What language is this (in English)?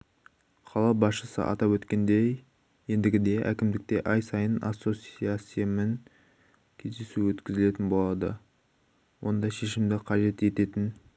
Kazakh